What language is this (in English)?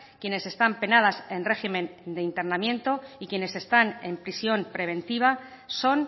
Spanish